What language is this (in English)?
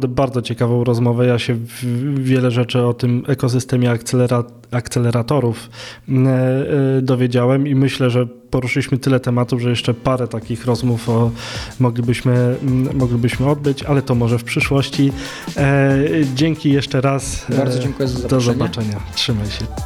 Polish